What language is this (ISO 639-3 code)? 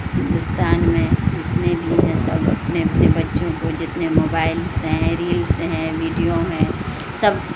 urd